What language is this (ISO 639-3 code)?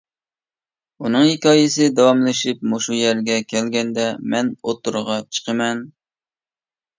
uig